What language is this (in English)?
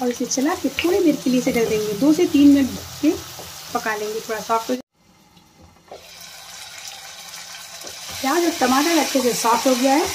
Hindi